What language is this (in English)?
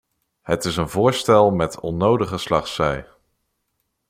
Dutch